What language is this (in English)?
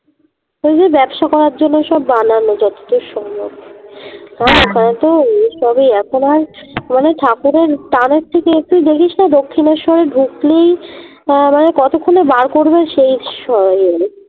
Bangla